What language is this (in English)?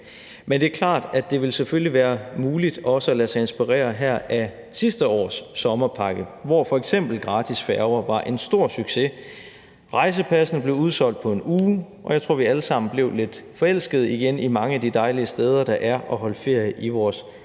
Danish